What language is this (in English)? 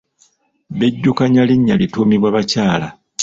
Ganda